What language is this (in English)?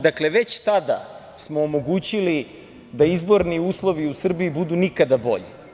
Serbian